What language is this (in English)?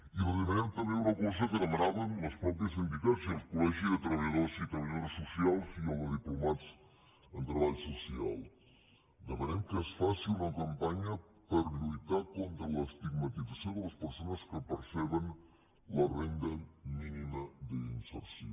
Catalan